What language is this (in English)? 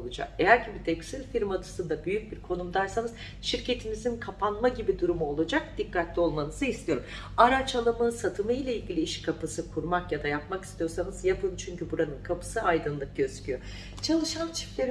Turkish